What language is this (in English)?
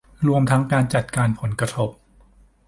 Thai